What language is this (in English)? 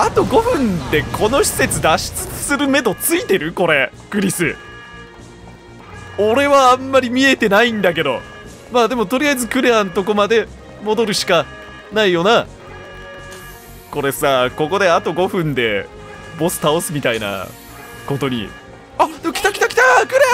Japanese